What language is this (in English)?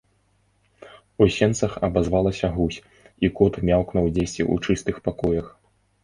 Belarusian